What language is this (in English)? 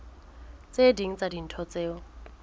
Southern Sotho